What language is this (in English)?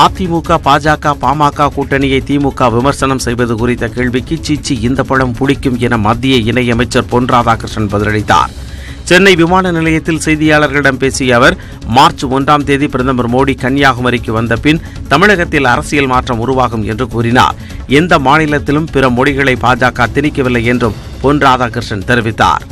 Tamil